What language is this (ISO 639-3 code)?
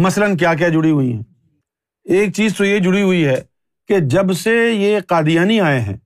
urd